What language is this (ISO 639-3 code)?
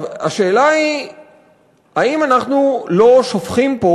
heb